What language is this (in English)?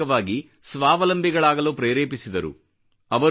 Kannada